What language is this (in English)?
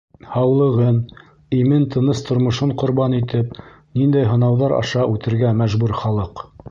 Bashkir